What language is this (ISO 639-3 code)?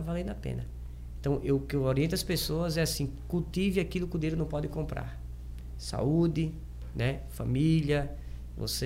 por